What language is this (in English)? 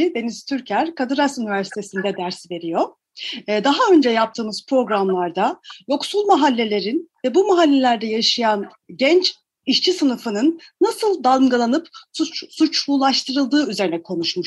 Turkish